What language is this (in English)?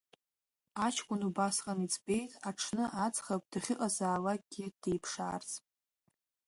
Abkhazian